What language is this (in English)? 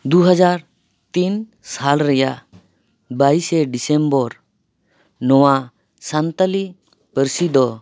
Santali